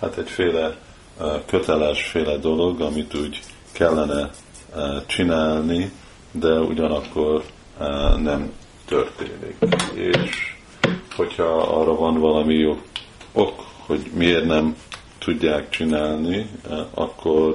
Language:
Hungarian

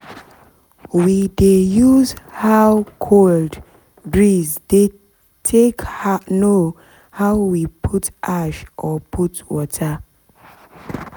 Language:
Nigerian Pidgin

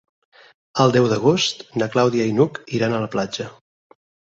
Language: Catalan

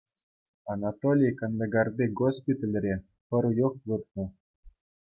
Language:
Chuvash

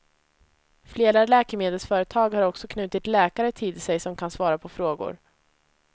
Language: Swedish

